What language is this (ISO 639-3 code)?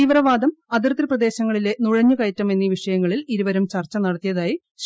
mal